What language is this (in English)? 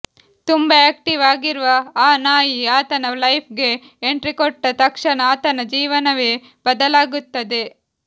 Kannada